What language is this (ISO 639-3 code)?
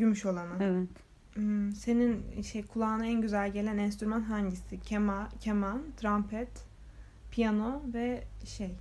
tur